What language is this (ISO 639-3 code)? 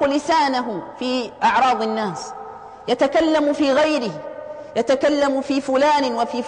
ara